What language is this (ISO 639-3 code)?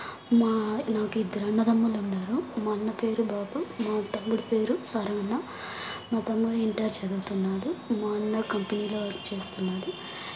tel